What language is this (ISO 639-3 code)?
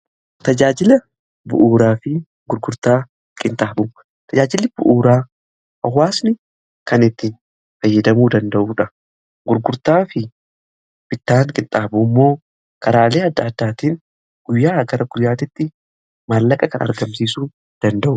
orm